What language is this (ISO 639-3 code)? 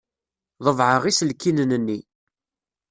kab